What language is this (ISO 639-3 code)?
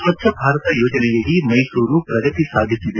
kan